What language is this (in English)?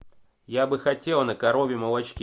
Russian